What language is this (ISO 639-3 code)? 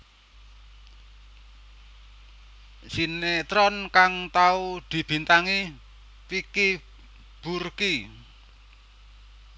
jav